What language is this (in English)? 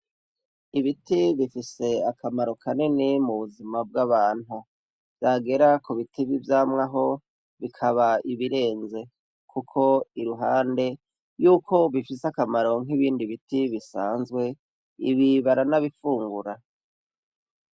Rundi